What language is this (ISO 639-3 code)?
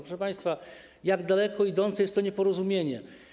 pol